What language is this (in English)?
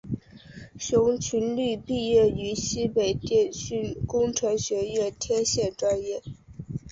Chinese